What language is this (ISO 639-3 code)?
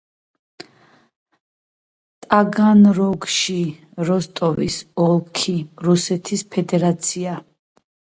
kat